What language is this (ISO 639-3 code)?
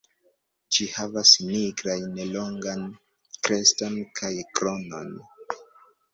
epo